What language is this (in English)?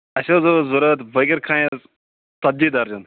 Kashmiri